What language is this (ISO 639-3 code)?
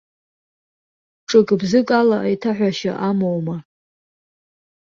abk